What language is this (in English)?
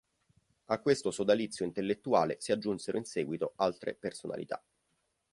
Italian